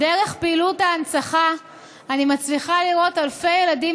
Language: Hebrew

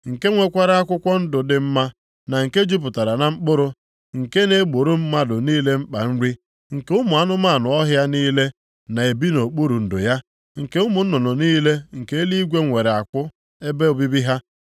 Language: Igbo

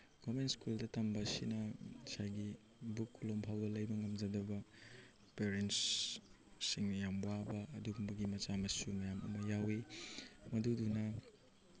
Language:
Manipuri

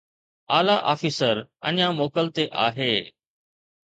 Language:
Sindhi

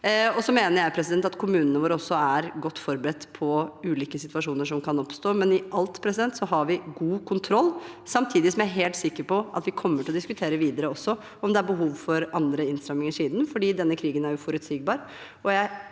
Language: Norwegian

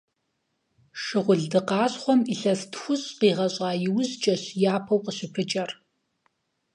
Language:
Kabardian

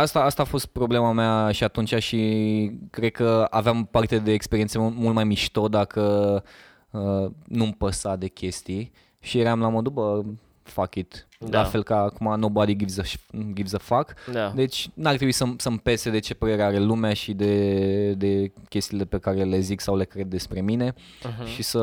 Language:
Romanian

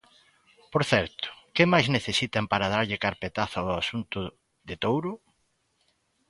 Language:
Galician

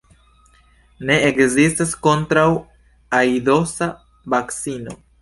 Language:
Esperanto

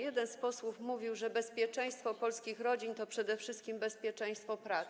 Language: Polish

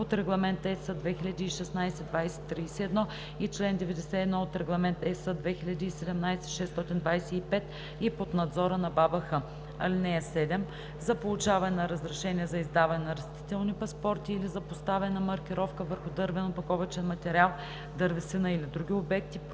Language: Bulgarian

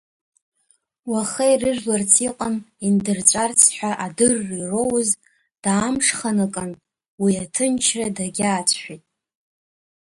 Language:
Abkhazian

